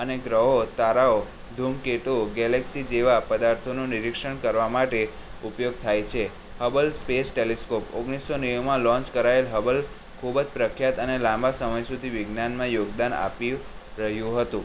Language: Gujarati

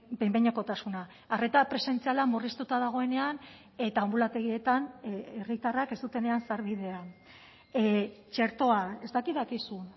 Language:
Basque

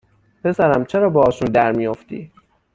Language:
Persian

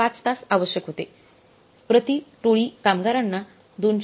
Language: Marathi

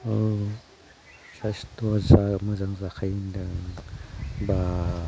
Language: Bodo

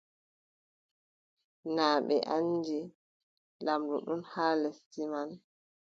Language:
Adamawa Fulfulde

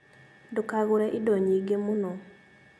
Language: Kikuyu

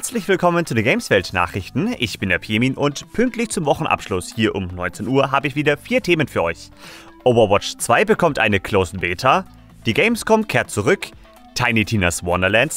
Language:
German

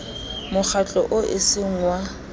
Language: Southern Sotho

